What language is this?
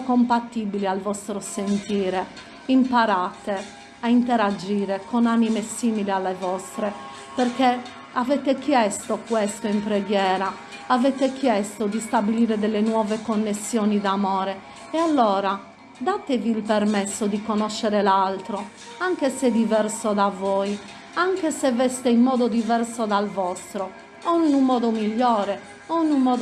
Italian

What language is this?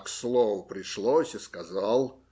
Russian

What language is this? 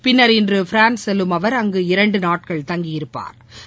Tamil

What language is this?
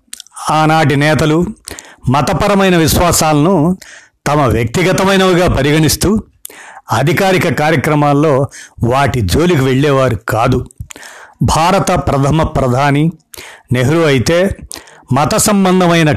Telugu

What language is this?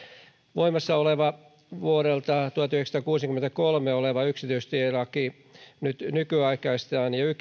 Finnish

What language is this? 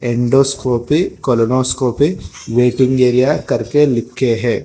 Hindi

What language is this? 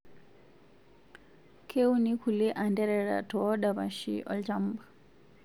Masai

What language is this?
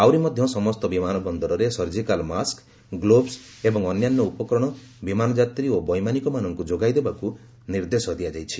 Odia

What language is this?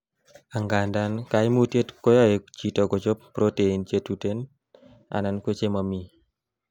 Kalenjin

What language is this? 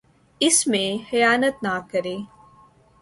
Urdu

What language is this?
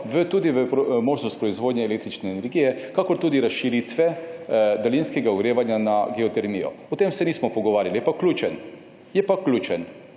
Slovenian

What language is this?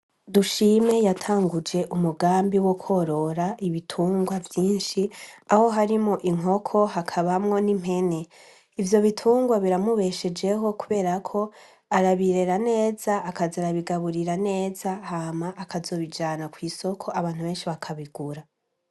Rundi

